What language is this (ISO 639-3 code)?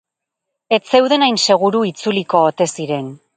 eus